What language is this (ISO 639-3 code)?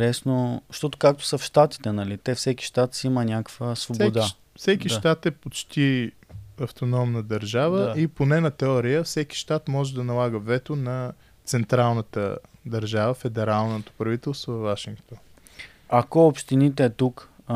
bul